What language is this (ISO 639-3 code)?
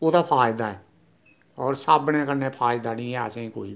doi